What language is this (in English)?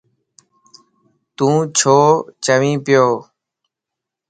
Lasi